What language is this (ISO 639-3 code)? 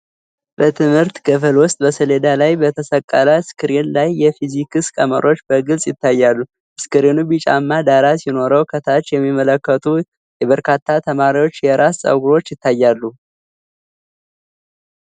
amh